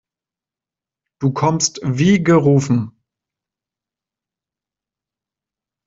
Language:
German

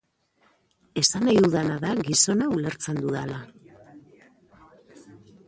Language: Basque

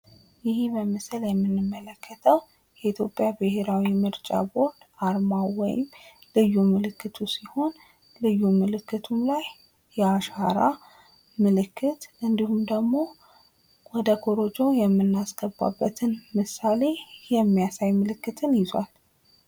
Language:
Amharic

